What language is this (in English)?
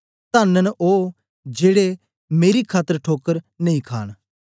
Dogri